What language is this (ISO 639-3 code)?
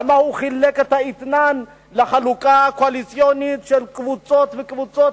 heb